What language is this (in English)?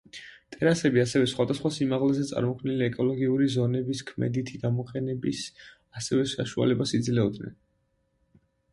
Georgian